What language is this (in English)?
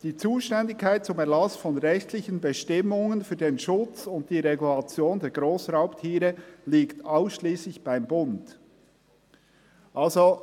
Swiss German